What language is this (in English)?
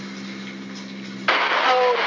Marathi